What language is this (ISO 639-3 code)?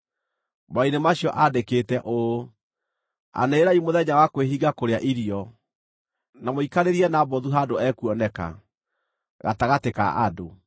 kik